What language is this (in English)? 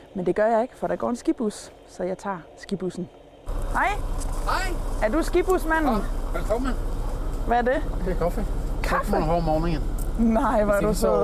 Danish